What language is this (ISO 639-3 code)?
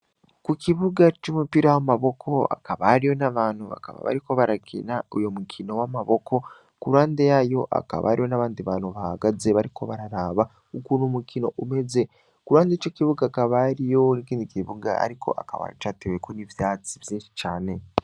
run